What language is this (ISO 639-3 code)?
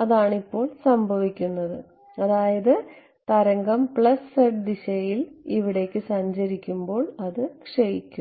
mal